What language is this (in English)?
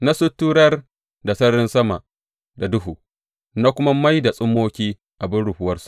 Hausa